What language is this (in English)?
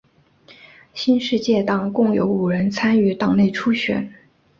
Chinese